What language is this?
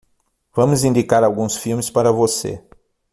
Portuguese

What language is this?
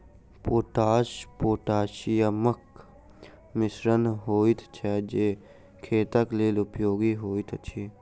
Maithili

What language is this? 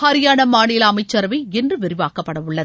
Tamil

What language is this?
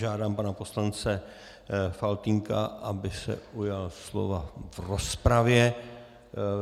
Czech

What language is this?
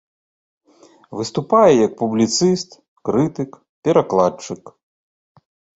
Belarusian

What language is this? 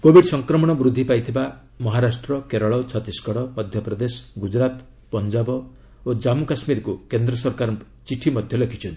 Odia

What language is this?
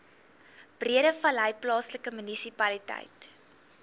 Afrikaans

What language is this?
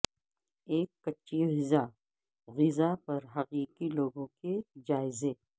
Urdu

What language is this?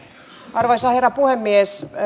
Finnish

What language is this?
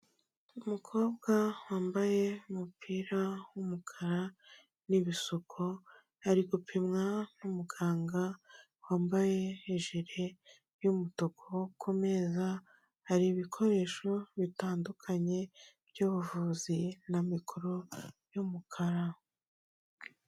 Kinyarwanda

